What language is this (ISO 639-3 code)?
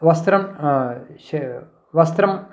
san